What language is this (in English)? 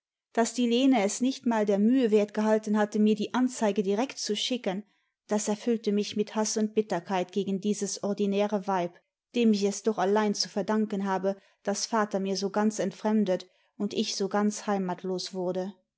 German